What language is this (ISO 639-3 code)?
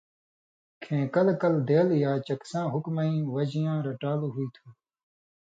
mvy